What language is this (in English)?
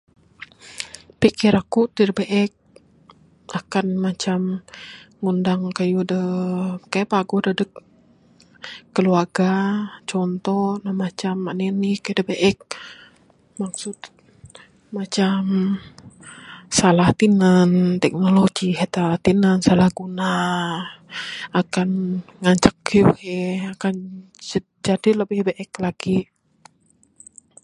Bukar-Sadung Bidayuh